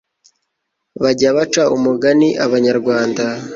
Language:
Kinyarwanda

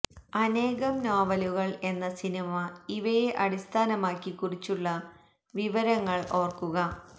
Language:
Malayalam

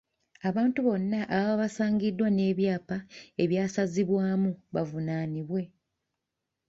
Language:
Ganda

